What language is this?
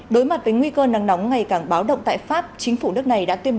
Vietnamese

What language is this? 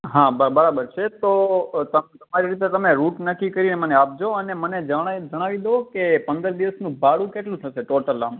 Gujarati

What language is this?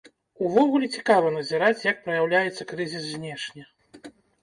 Belarusian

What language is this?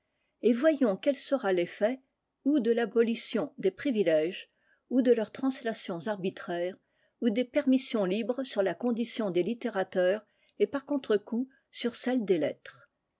French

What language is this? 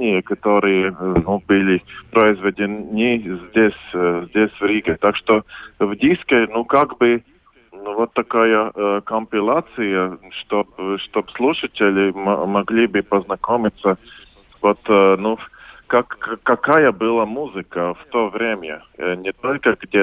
Russian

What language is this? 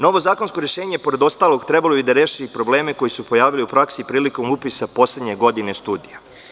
Serbian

